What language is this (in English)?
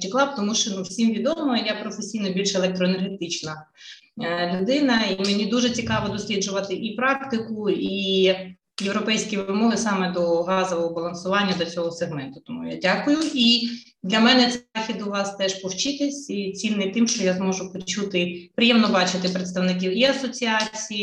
Ukrainian